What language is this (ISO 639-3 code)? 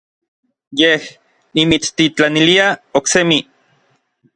nlv